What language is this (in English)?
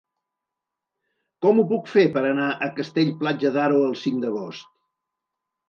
Catalan